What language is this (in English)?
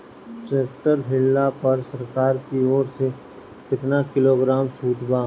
Bhojpuri